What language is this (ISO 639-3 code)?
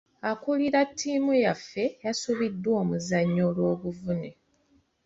lug